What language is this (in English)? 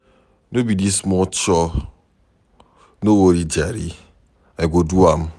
Nigerian Pidgin